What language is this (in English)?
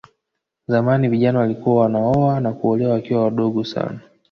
Swahili